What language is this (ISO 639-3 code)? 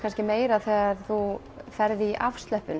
isl